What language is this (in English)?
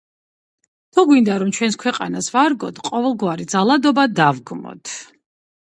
Georgian